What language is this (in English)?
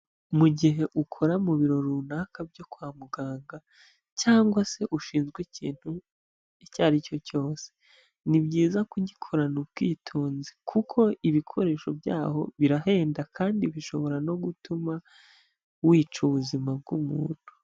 Kinyarwanda